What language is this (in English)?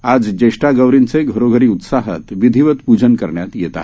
Marathi